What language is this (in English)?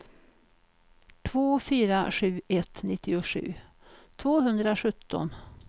Swedish